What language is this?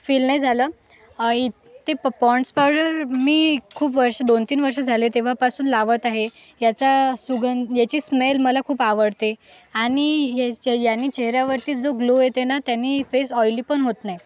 Marathi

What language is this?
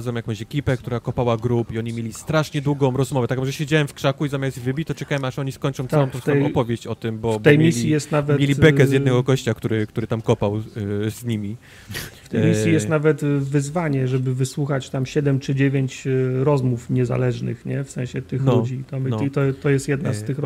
Polish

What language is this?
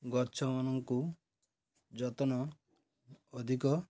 Odia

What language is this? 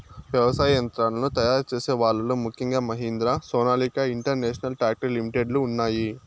Telugu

